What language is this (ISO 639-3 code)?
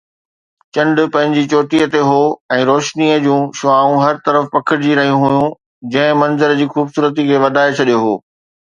snd